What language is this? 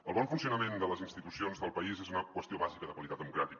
Catalan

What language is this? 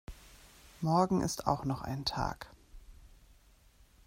German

